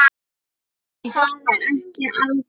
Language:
Icelandic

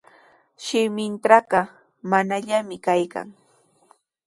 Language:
Sihuas Ancash Quechua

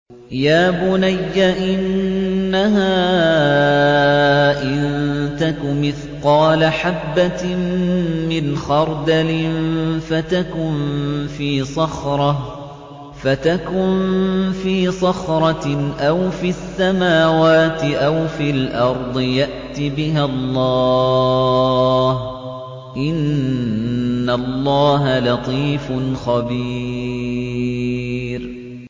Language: Arabic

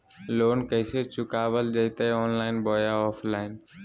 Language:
Magahi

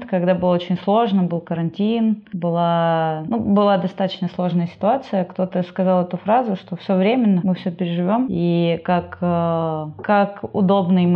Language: Russian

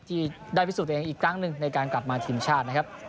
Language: Thai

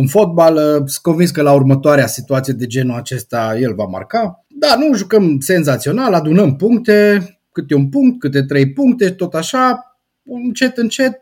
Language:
Romanian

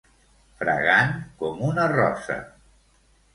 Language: Catalan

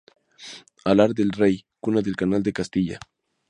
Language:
Spanish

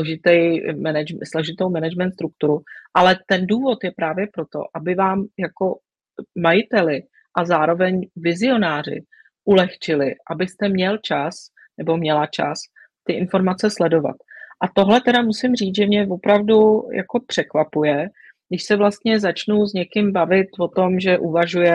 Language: Czech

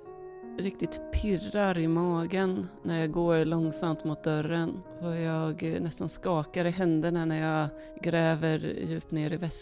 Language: Swedish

